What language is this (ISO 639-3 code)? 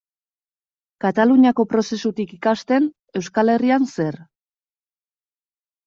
eus